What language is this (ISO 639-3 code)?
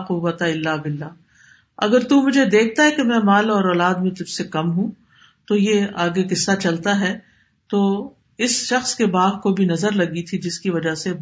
urd